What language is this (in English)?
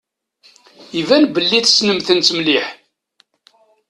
Kabyle